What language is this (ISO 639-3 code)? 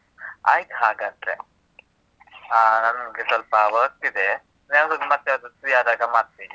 kan